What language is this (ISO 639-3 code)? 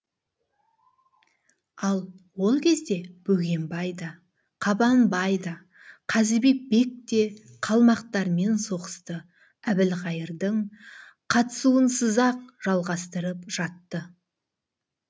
kaz